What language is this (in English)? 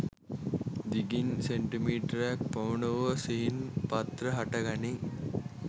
Sinhala